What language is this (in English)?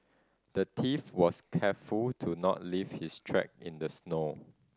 English